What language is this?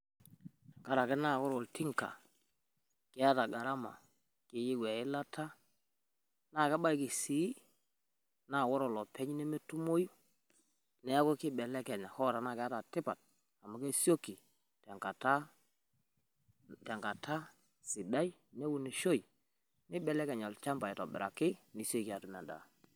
Masai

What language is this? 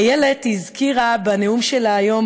Hebrew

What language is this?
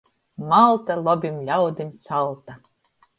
Latgalian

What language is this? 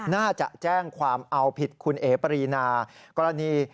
Thai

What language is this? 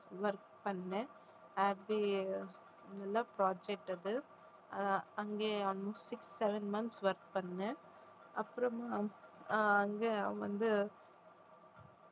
Tamil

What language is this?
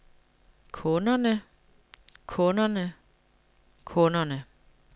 Danish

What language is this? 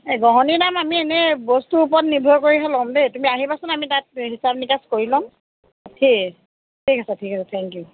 Assamese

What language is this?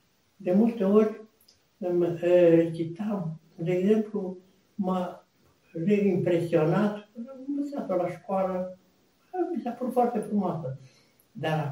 Romanian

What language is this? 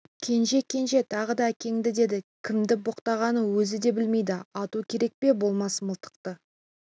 Kazakh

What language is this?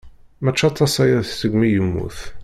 Kabyle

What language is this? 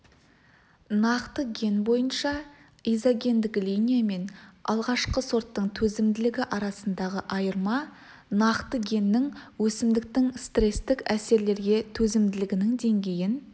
Kazakh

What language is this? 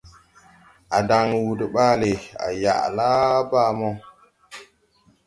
Tupuri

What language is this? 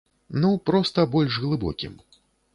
Belarusian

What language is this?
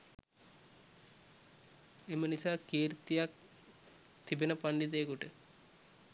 Sinhala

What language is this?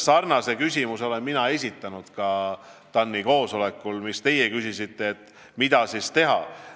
Estonian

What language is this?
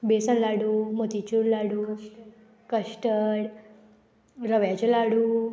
Konkani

